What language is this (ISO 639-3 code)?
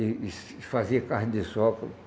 por